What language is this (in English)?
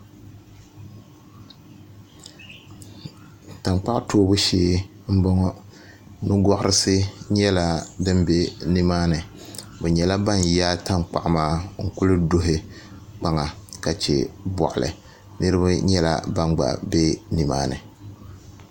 Dagbani